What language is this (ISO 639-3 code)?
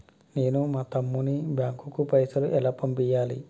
tel